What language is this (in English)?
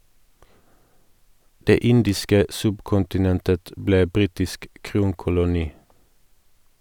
Norwegian